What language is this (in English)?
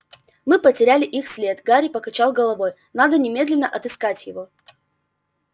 Russian